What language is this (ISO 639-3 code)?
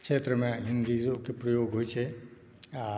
mai